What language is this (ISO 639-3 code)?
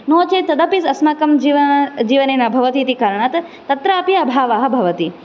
san